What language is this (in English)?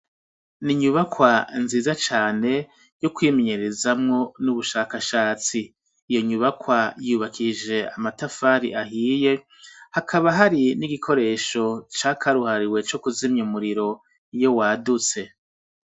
Rundi